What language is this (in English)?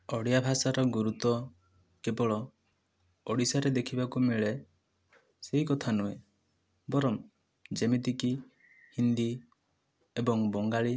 Odia